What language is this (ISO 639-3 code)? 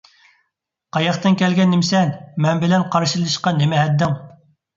uig